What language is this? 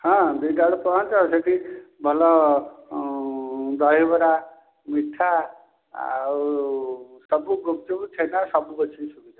Odia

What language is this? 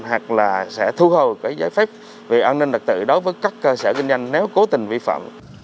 Vietnamese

